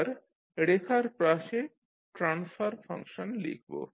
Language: Bangla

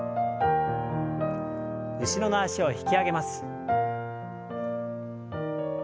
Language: Japanese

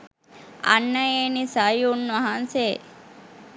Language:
Sinhala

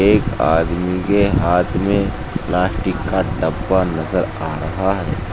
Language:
Hindi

